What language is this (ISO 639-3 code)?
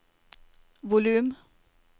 nor